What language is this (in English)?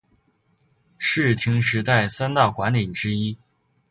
Chinese